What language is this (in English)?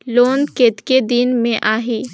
Chhattisgarhi